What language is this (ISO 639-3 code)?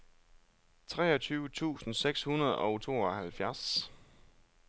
dan